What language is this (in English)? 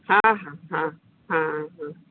Bangla